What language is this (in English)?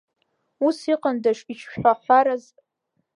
Abkhazian